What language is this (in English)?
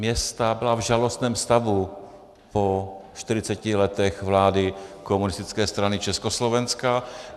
Czech